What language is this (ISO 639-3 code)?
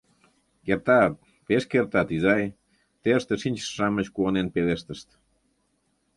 chm